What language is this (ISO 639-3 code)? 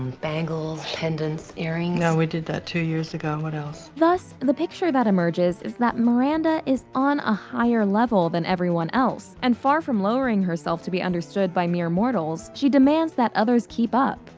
eng